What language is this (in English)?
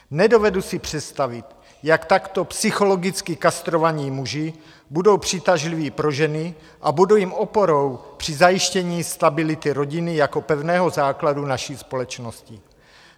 Czech